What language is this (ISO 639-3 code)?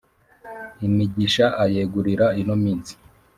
kin